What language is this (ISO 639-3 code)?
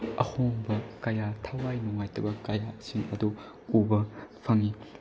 mni